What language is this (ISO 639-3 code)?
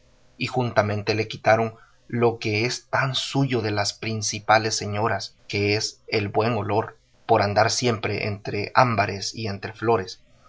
spa